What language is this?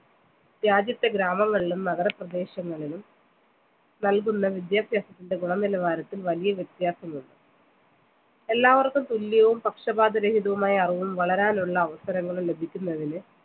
Malayalam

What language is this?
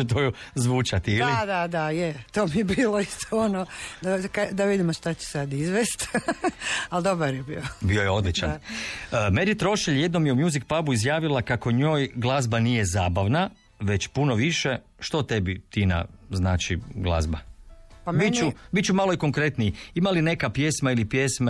Croatian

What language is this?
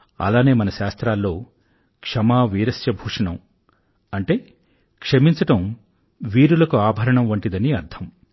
Telugu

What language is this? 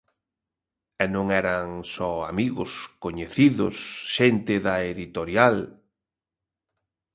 Galician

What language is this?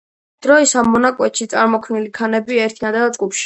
Georgian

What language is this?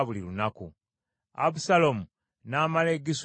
Ganda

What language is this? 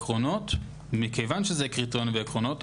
Hebrew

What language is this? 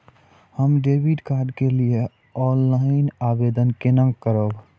Maithili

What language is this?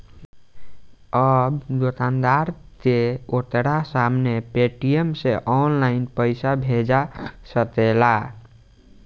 Bhojpuri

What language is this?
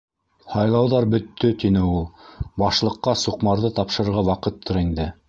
Bashkir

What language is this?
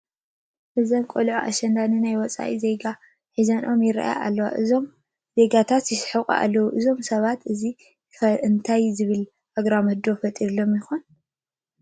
Tigrinya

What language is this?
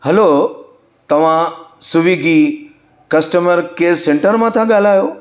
Sindhi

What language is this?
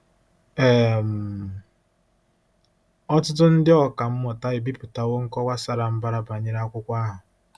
Igbo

